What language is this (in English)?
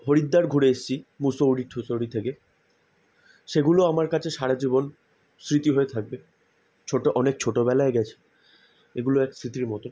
Bangla